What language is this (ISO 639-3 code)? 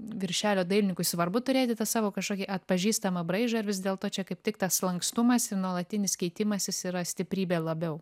lit